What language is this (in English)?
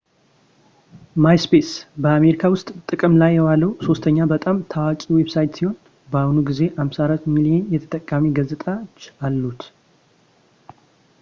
Amharic